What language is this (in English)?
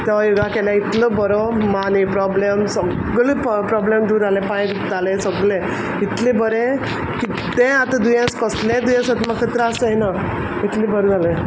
Konkani